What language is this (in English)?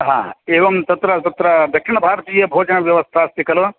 Sanskrit